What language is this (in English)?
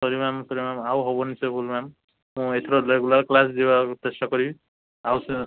Odia